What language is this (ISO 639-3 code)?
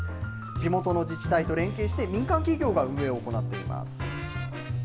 jpn